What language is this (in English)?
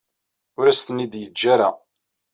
Kabyle